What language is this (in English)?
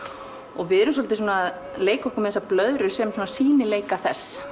Icelandic